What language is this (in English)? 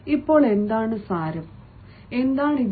Malayalam